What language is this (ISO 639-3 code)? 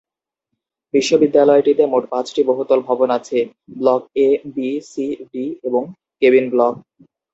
ben